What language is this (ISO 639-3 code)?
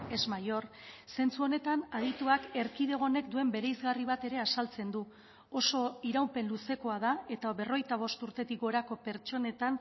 eus